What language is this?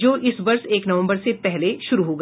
Hindi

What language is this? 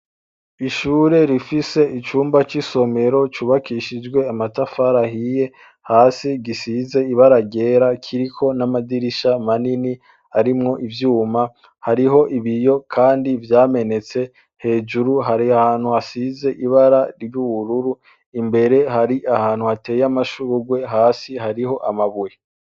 Rundi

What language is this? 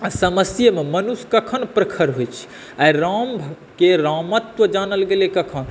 Maithili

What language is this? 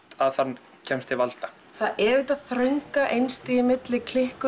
Icelandic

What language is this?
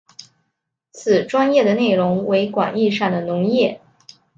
Chinese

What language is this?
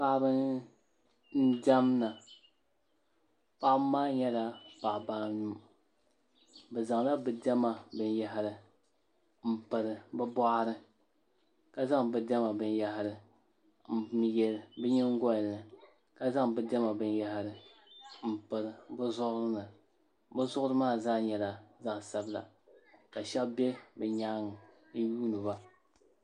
Dagbani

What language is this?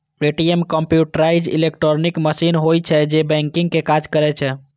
Maithili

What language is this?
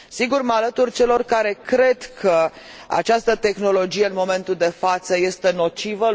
Romanian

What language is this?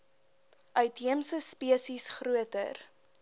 Afrikaans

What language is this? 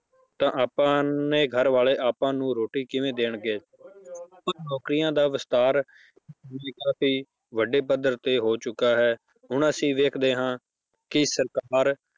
Punjabi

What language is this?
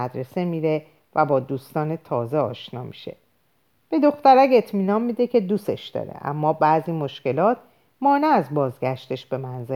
Persian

